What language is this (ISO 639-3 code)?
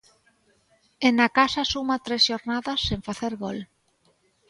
glg